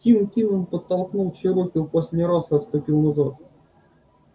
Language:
Russian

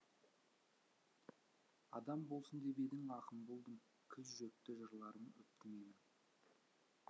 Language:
Kazakh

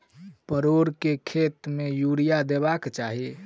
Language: Maithili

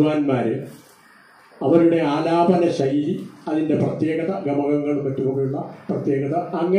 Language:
Arabic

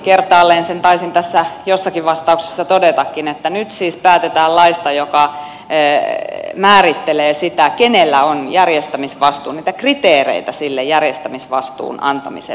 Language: Finnish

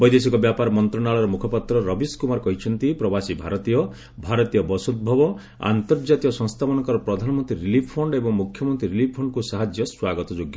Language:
Odia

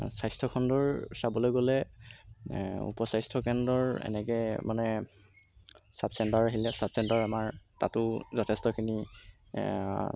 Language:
Assamese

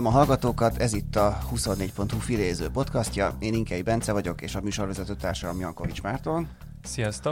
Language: Hungarian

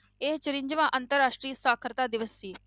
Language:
Punjabi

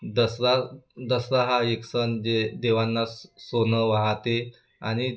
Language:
Marathi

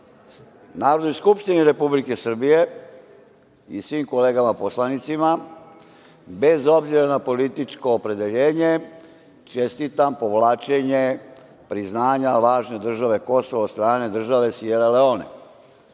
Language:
Serbian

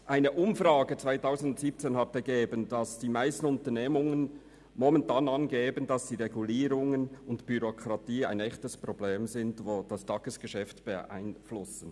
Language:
Swiss German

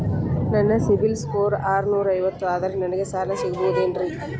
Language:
Kannada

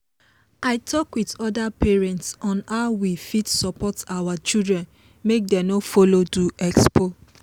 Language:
Nigerian Pidgin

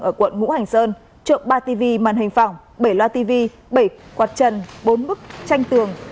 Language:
Vietnamese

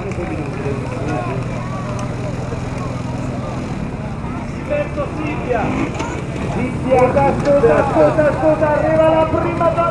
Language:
Italian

